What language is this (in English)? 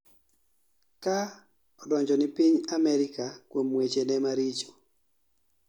Luo (Kenya and Tanzania)